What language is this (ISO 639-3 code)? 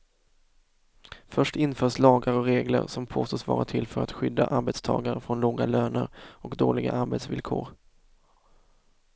swe